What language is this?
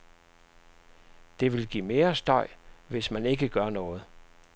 Danish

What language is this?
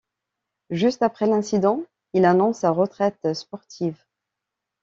French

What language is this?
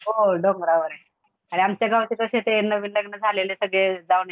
Marathi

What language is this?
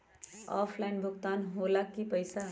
Magahi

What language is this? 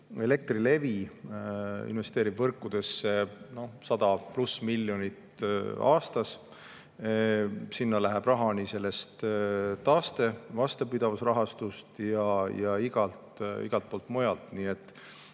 Estonian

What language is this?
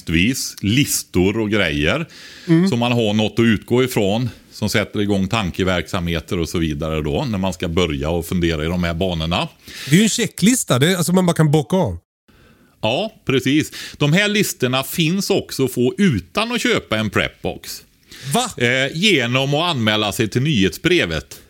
Swedish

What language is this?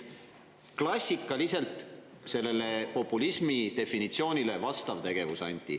Estonian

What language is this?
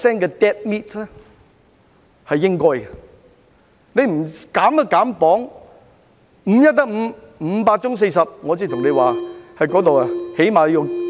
Cantonese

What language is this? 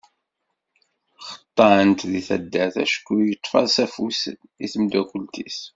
Kabyle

